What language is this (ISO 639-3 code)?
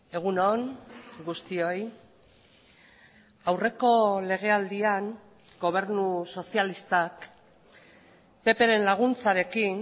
eus